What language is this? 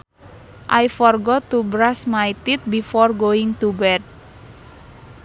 Sundanese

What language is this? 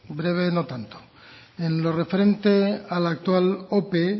Spanish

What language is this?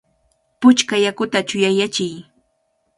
Cajatambo North Lima Quechua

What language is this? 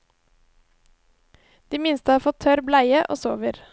Norwegian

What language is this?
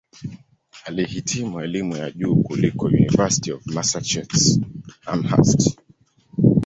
Swahili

